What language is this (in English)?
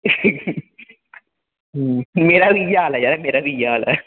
Dogri